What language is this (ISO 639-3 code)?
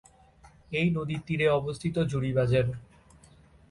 ben